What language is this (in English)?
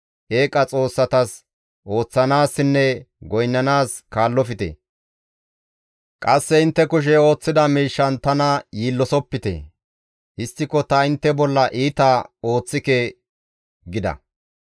Gamo